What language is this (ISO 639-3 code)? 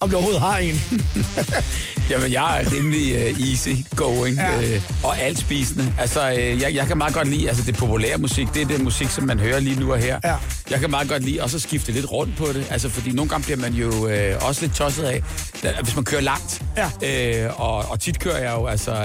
dan